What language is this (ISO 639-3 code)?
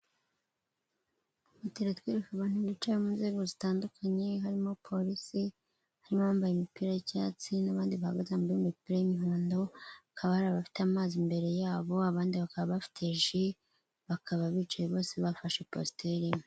kin